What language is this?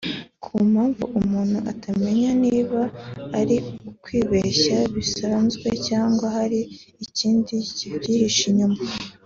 Kinyarwanda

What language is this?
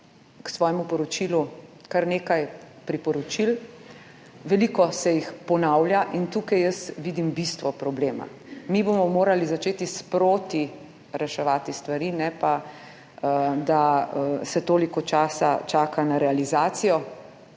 Slovenian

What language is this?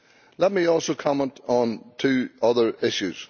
English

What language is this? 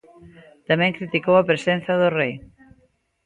Galician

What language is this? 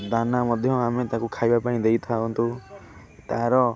Odia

